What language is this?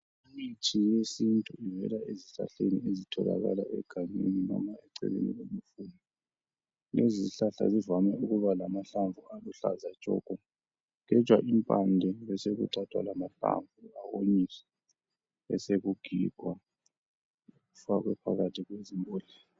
North Ndebele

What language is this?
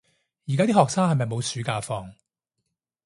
Cantonese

